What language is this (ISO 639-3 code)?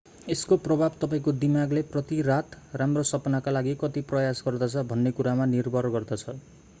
nep